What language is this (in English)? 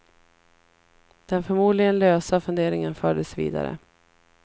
Swedish